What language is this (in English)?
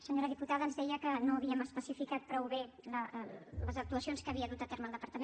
Catalan